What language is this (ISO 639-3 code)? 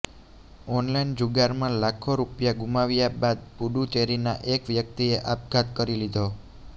guj